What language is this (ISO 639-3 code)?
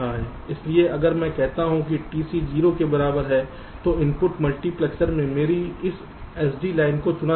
hin